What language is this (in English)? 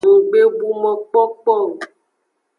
Aja (Benin)